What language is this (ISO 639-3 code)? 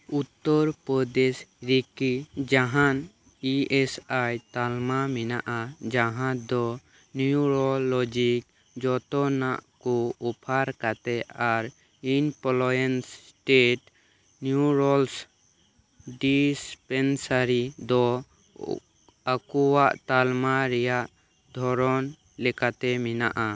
sat